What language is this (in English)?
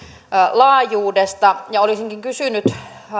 Finnish